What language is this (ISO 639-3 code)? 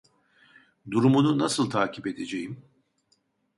tur